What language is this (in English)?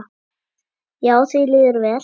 Icelandic